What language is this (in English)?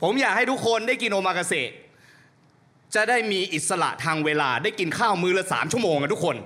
Thai